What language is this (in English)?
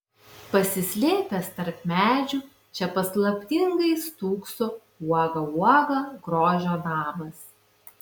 Lithuanian